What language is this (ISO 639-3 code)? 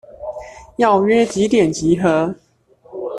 zho